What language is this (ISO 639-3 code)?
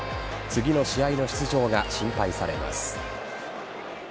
jpn